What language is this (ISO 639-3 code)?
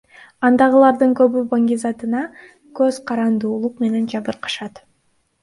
kir